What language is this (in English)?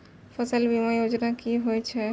Maithili